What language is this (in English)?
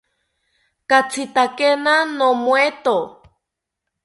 South Ucayali Ashéninka